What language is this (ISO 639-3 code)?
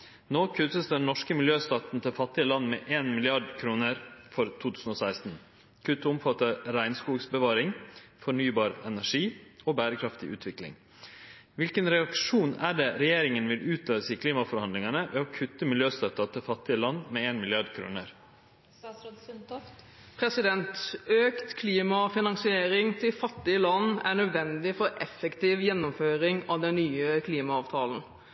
nor